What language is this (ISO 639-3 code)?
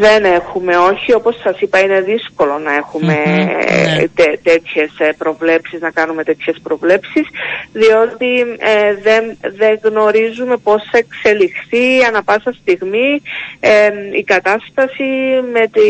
ell